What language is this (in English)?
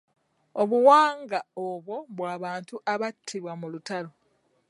Ganda